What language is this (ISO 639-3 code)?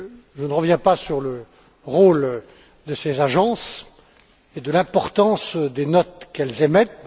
fra